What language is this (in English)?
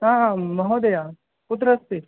Sanskrit